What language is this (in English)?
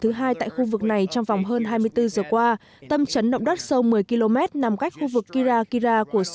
Vietnamese